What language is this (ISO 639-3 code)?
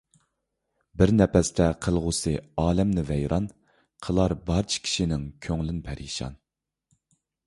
uig